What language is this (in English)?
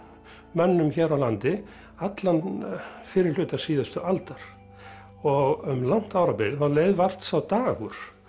Icelandic